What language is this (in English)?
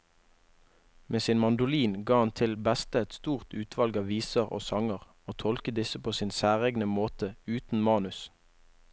Norwegian